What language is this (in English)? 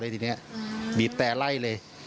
Thai